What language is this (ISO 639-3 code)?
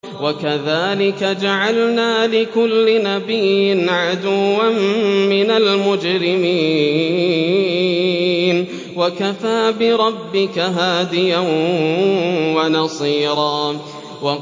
ara